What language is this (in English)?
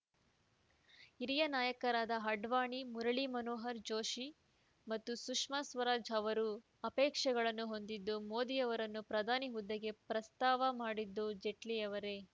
Kannada